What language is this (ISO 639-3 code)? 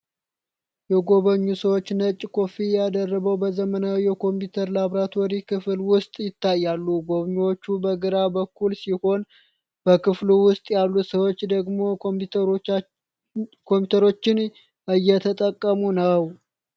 amh